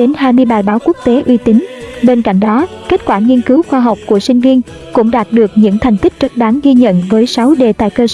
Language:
Vietnamese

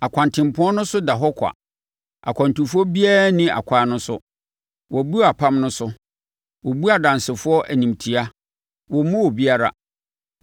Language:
Akan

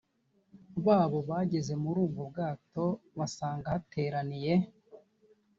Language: Kinyarwanda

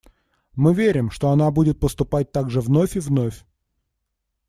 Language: Russian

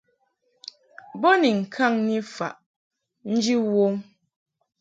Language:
Mungaka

